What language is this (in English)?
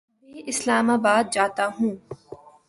Urdu